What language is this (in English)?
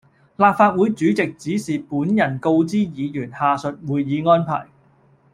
Cantonese